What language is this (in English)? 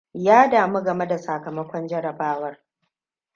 Hausa